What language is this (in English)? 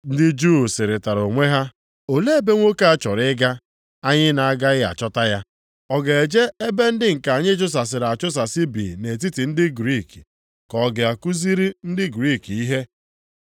Igbo